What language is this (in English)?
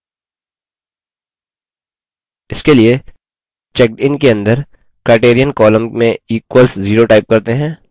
Hindi